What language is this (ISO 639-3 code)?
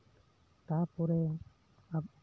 sat